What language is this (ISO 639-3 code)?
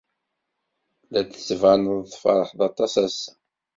kab